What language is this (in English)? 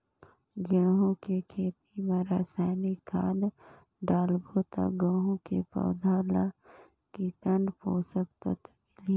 Chhattisgarhi